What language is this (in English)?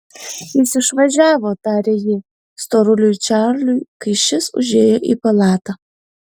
Lithuanian